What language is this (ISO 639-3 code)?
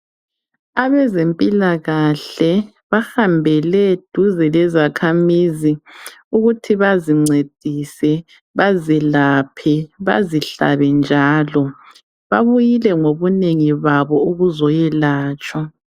nde